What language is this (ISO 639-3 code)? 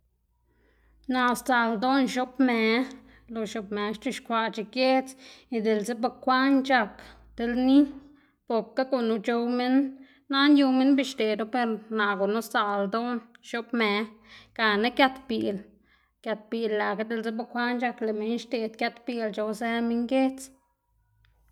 ztg